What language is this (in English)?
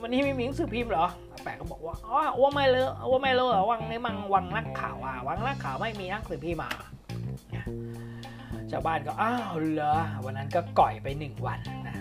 Thai